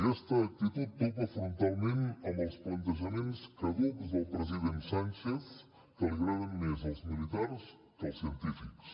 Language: Catalan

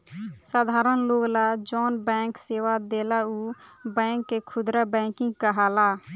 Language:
Bhojpuri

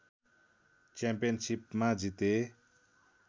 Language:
Nepali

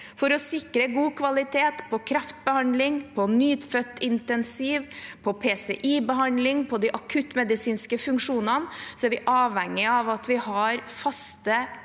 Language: Norwegian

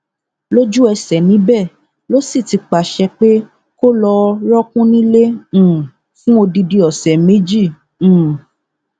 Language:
Yoruba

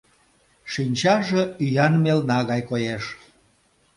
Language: Mari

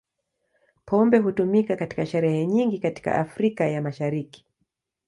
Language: Swahili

